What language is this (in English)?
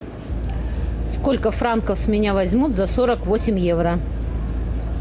Russian